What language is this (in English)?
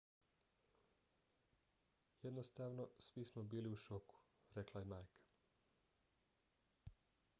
Bosnian